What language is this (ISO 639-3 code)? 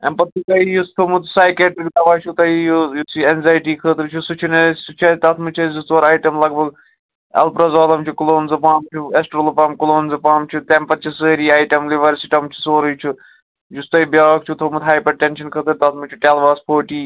kas